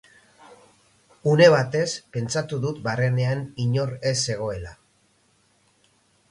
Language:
Basque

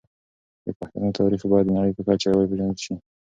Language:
Pashto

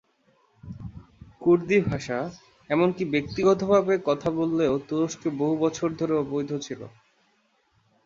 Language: Bangla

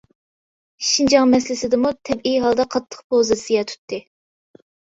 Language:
Uyghur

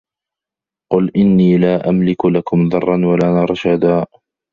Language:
Arabic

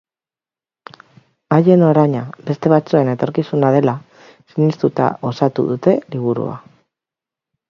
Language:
Basque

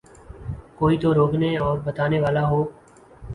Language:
Urdu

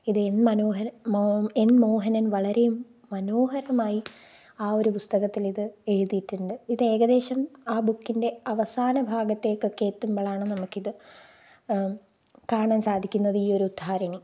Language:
Malayalam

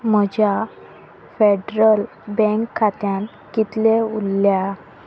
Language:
Konkani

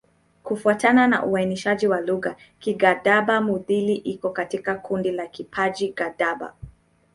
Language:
Swahili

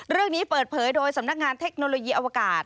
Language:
Thai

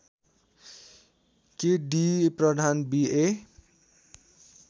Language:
Nepali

